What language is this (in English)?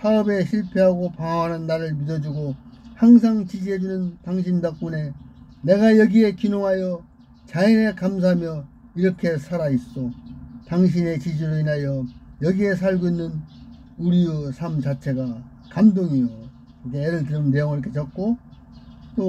Korean